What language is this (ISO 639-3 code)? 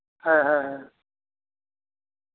sat